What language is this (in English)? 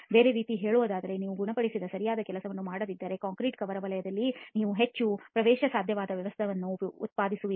Kannada